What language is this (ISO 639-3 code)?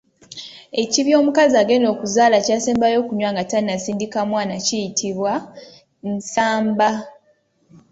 lug